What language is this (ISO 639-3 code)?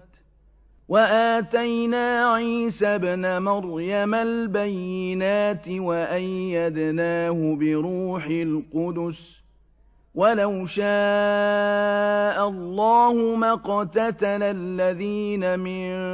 ara